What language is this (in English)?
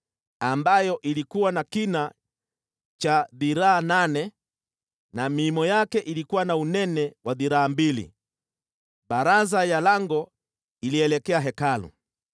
Swahili